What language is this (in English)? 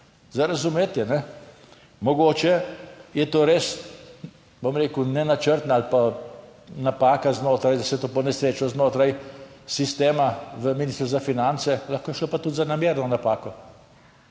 Slovenian